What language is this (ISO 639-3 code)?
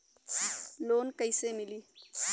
bho